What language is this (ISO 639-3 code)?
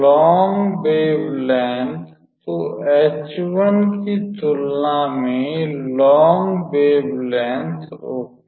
hin